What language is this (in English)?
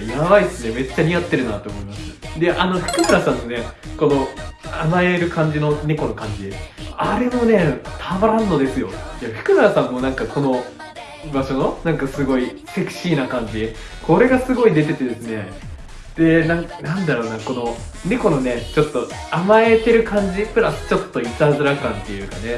Japanese